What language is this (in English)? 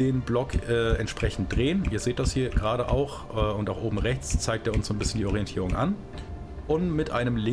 German